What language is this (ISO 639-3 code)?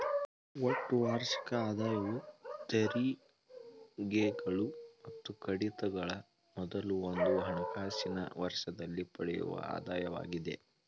kan